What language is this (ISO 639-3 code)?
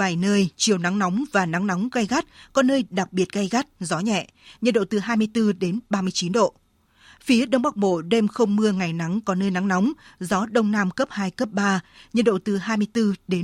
vie